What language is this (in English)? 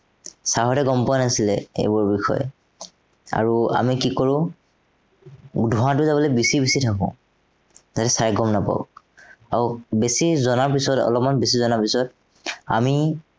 Assamese